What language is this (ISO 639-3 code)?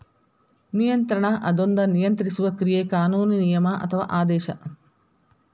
kan